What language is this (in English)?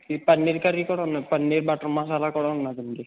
Telugu